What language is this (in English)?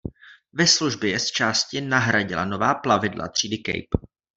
Czech